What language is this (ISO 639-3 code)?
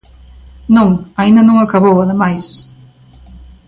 glg